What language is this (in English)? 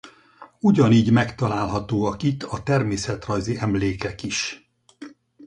Hungarian